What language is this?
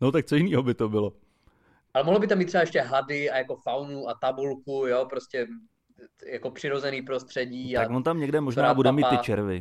Czech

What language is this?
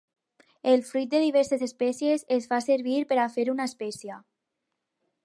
Catalan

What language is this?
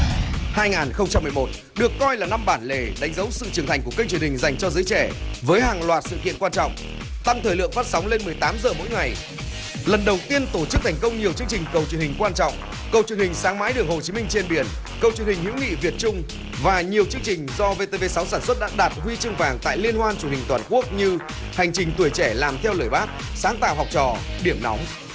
Vietnamese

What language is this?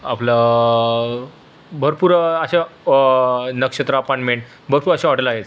Marathi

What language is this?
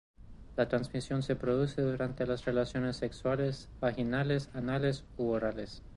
Spanish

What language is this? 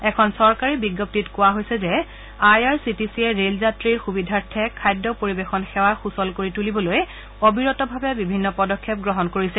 Assamese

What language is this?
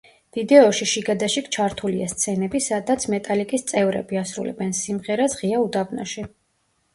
Georgian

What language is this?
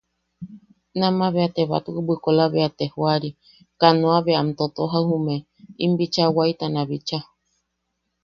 Yaqui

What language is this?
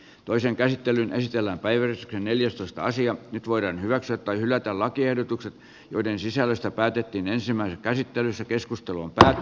Finnish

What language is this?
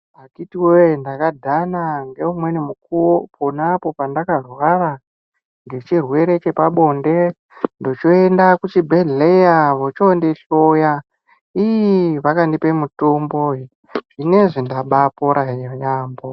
Ndau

